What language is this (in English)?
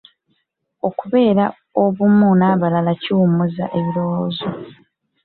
Ganda